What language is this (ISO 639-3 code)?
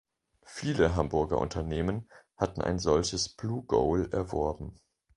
deu